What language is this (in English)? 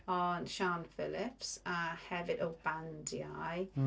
Welsh